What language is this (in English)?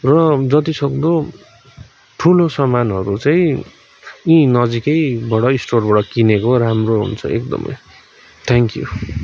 Nepali